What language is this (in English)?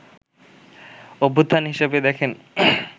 Bangla